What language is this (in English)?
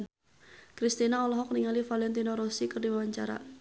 Sundanese